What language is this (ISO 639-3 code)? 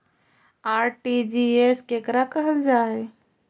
mag